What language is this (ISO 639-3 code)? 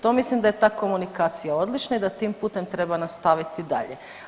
hrv